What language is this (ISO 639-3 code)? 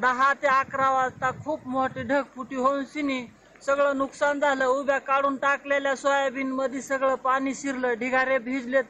hin